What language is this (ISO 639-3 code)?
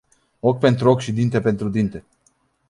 ron